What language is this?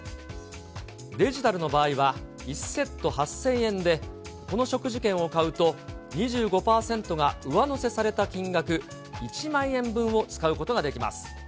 Japanese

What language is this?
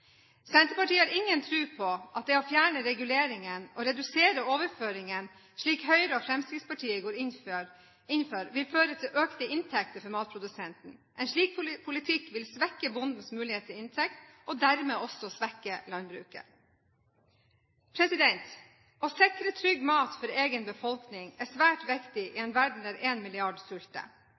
Norwegian Bokmål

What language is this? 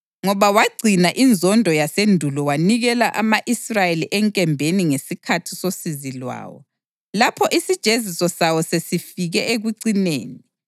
North Ndebele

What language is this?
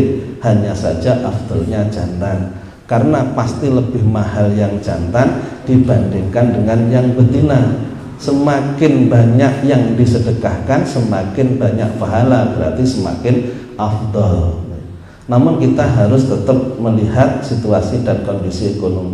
Indonesian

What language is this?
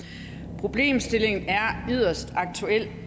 Danish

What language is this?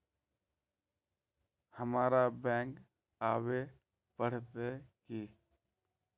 Magahi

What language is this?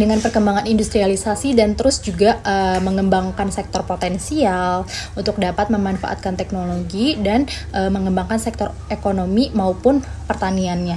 Indonesian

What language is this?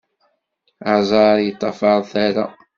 Kabyle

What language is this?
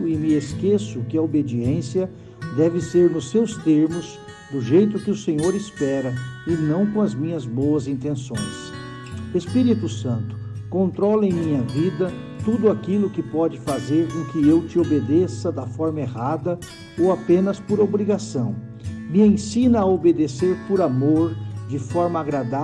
Portuguese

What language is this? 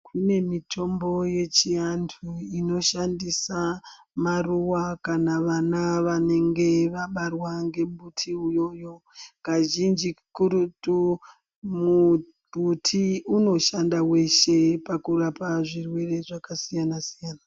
Ndau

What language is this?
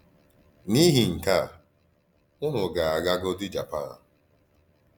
Igbo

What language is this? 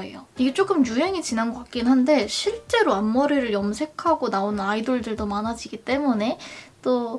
Korean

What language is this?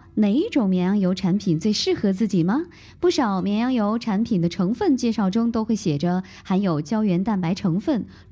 Chinese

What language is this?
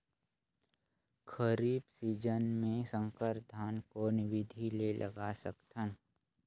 Chhattisgarhi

